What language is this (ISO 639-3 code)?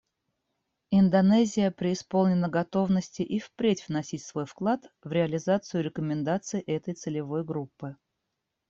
rus